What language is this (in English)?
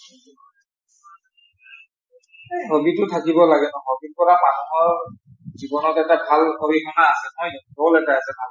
Assamese